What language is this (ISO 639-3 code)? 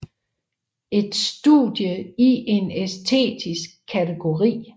dan